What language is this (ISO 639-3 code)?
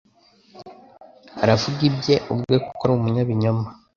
kin